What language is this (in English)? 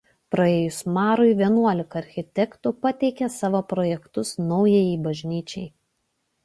Lithuanian